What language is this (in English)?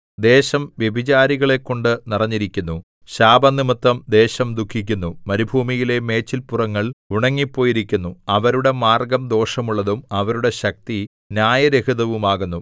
Malayalam